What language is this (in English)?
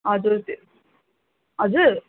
Nepali